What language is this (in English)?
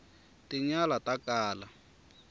Tsonga